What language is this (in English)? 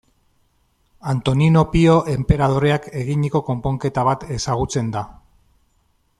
Basque